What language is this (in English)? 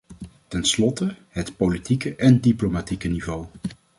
Dutch